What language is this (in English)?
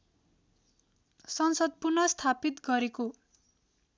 Nepali